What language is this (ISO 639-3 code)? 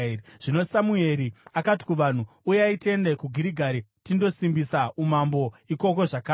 sna